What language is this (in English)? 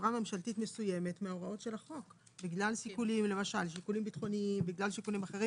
Hebrew